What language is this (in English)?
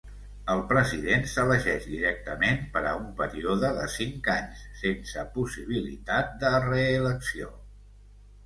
Catalan